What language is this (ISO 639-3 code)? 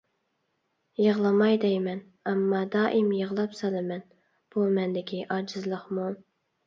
uig